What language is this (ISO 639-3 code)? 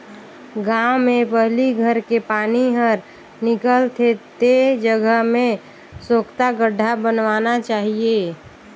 hne